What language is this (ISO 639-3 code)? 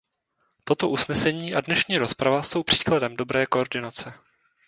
ces